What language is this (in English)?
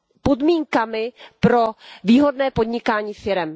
Czech